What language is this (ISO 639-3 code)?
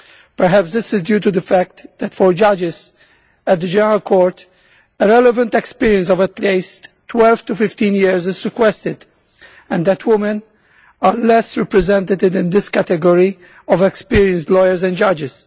eng